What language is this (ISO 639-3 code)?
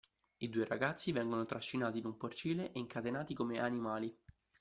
ita